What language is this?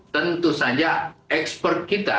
Indonesian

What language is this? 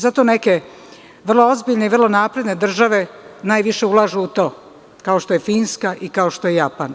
Serbian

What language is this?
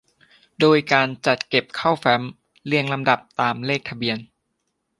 Thai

